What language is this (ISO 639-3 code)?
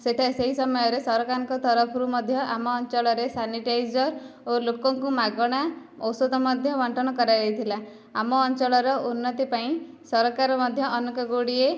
ori